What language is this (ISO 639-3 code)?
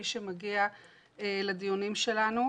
heb